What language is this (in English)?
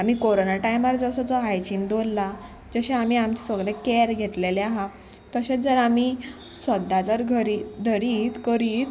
Konkani